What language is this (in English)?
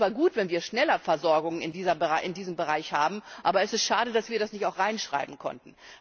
German